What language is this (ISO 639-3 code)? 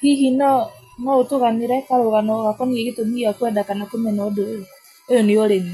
kik